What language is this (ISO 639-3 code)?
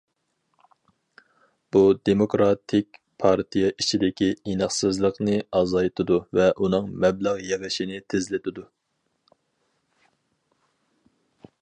uig